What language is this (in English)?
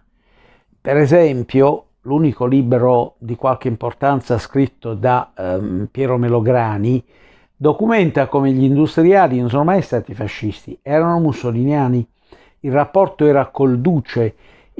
Italian